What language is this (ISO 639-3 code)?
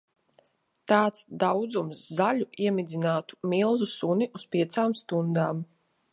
lav